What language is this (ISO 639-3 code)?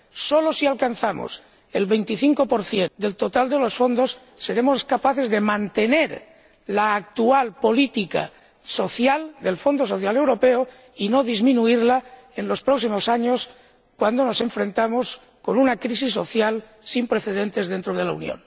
spa